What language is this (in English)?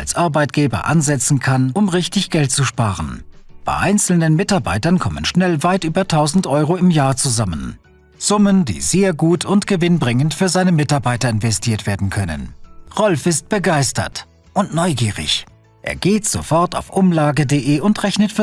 German